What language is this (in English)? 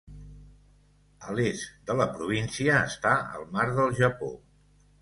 Catalan